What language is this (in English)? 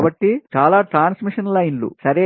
Telugu